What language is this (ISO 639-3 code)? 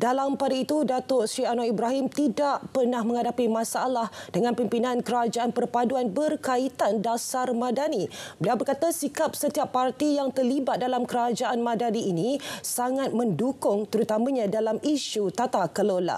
msa